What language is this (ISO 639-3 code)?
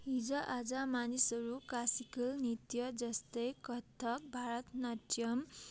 nep